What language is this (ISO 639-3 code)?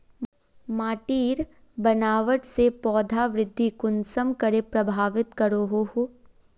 mag